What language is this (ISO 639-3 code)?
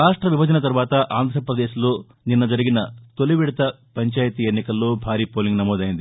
tel